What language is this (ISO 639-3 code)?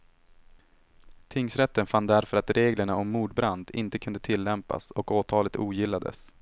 swe